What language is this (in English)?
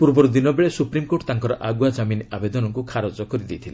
Odia